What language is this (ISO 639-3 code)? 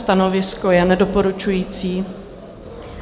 ces